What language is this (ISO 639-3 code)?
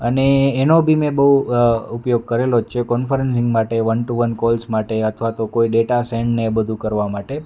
guj